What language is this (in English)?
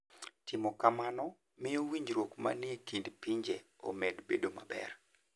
Luo (Kenya and Tanzania)